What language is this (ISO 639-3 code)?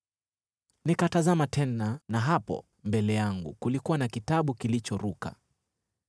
swa